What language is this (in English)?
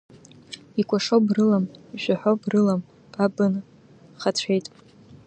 Abkhazian